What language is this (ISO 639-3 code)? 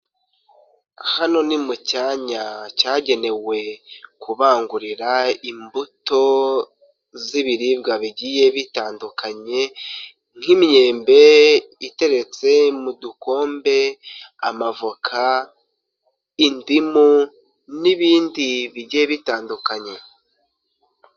kin